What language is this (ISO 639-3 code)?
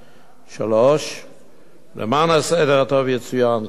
heb